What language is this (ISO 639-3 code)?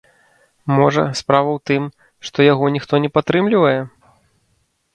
bel